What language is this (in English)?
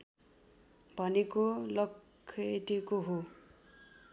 Nepali